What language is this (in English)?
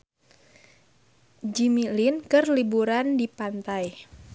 Sundanese